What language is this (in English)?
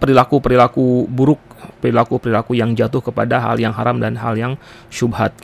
Indonesian